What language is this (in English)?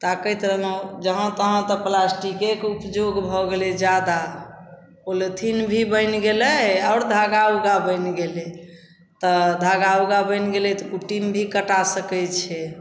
Maithili